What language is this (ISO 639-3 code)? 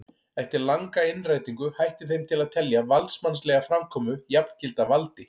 isl